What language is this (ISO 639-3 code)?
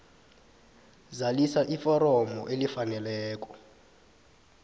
nbl